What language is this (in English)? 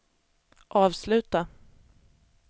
Swedish